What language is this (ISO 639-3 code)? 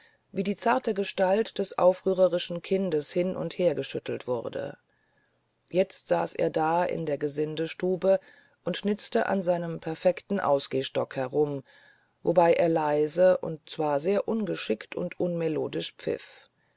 deu